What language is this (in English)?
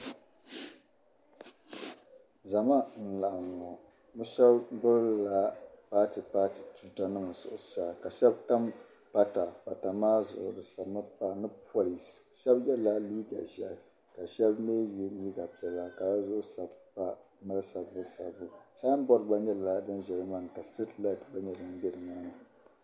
Dagbani